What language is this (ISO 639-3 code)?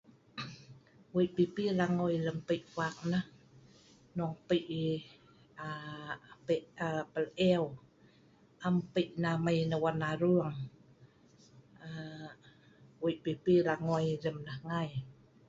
snv